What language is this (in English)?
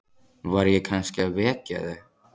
Icelandic